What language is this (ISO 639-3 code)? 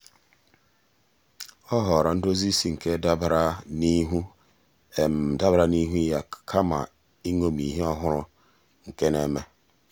ibo